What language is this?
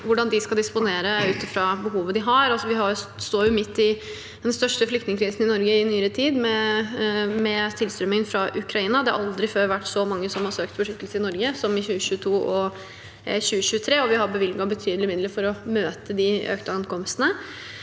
Norwegian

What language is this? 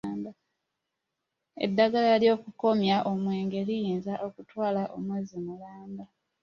Ganda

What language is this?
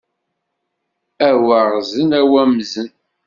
Kabyle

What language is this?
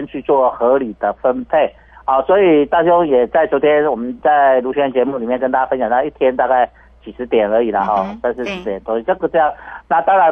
Chinese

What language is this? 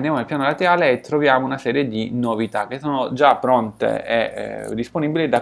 Italian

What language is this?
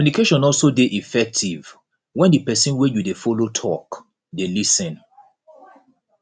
Nigerian Pidgin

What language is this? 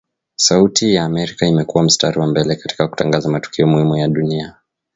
Swahili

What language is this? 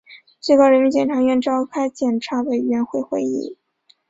Chinese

